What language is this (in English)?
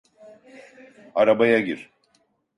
Turkish